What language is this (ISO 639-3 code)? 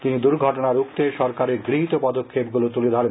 ben